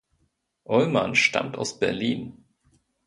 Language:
German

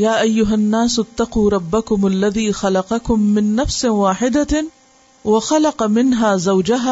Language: Urdu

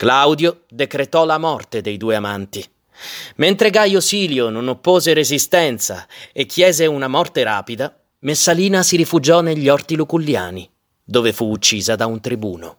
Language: Italian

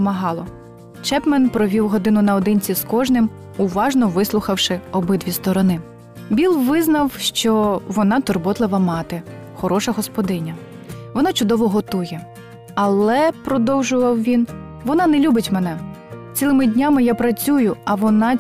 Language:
Ukrainian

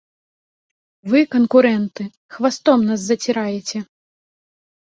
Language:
Belarusian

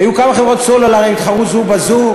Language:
Hebrew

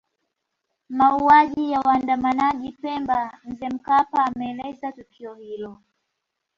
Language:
Swahili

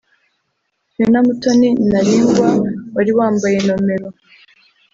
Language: Kinyarwanda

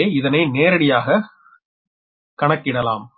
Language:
Tamil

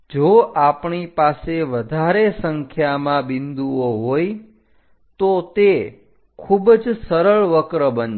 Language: Gujarati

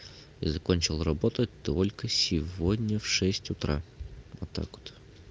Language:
Russian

